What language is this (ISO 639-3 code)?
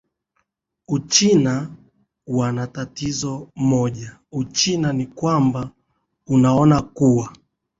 swa